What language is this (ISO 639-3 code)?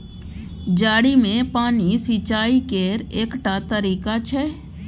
mai